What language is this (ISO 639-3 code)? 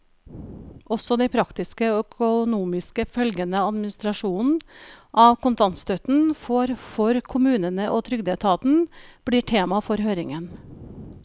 nor